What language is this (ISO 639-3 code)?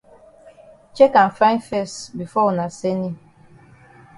wes